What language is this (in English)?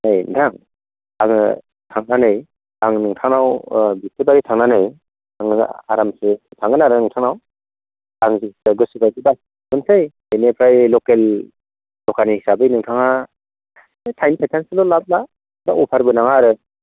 Bodo